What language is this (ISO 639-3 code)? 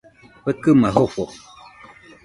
hux